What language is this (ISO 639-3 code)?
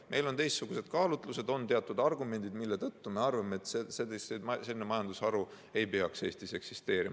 est